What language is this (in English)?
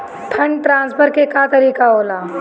Bhojpuri